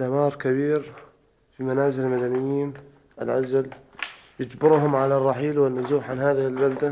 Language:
Arabic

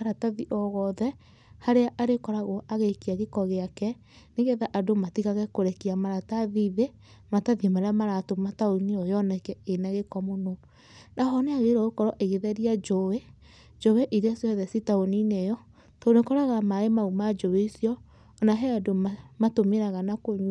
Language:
Kikuyu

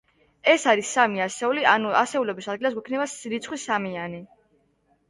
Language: Georgian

